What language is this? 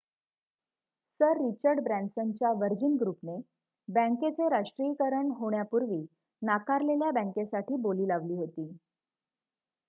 Marathi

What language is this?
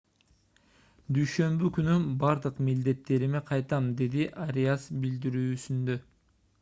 Kyrgyz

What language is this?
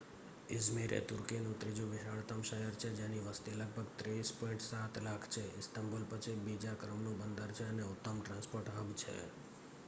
Gujarati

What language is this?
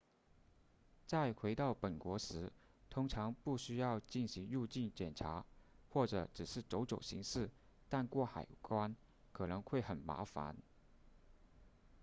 Chinese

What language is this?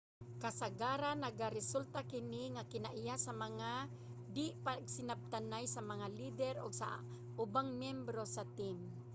Cebuano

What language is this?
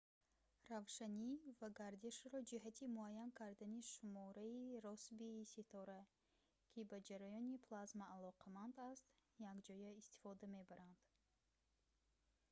Tajik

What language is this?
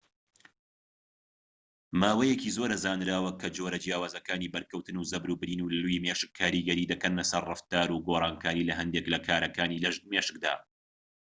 Central Kurdish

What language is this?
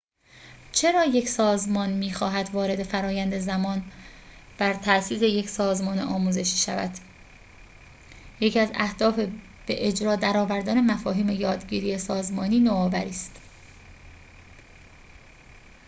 Persian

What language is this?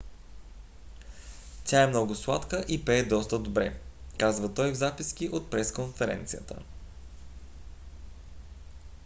Bulgarian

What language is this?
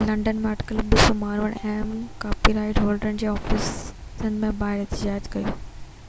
Sindhi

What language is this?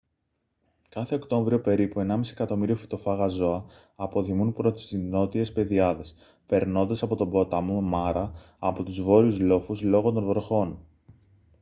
Greek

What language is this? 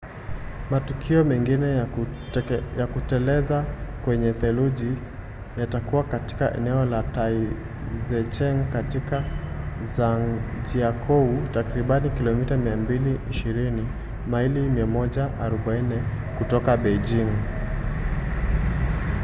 Swahili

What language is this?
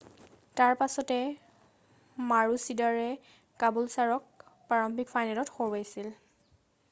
Assamese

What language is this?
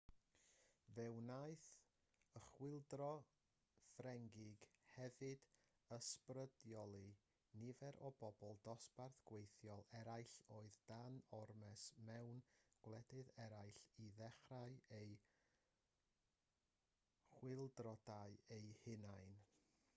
Welsh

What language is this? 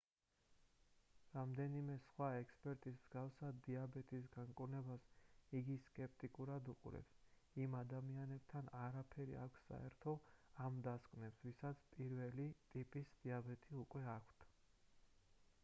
Georgian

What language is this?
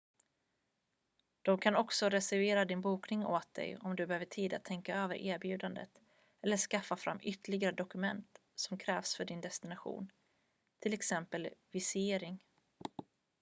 Swedish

